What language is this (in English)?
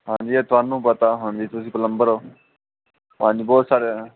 Punjabi